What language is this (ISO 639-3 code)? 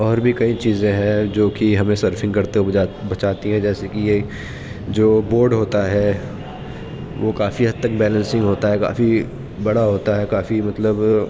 urd